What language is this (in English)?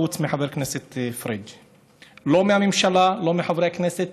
Hebrew